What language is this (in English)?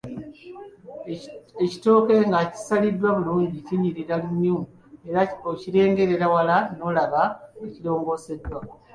Ganda